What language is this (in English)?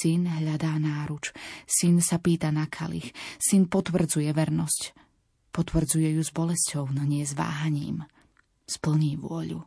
Slovak